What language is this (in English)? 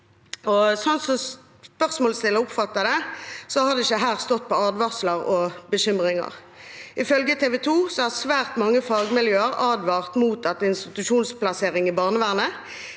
Norwegian